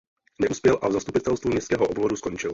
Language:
Czech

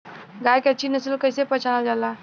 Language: Bhojpuri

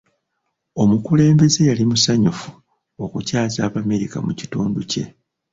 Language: Ganda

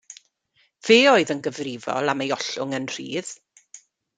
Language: Welsh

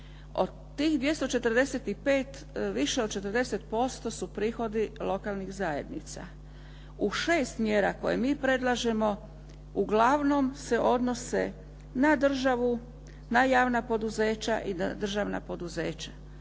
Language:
Croatian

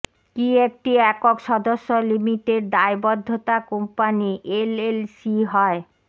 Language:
Bangla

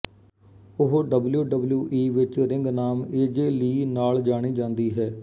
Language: Punjabi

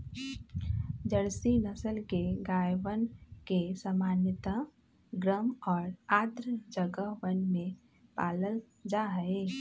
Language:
Magahi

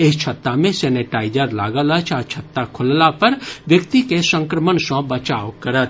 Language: Maithili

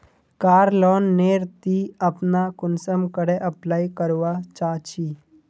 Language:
Magahi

